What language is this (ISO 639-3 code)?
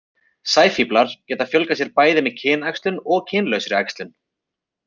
isl